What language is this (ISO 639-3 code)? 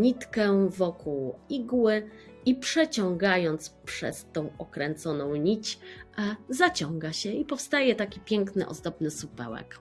pol